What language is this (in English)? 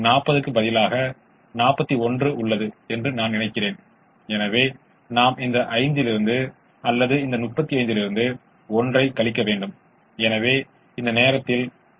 Tamil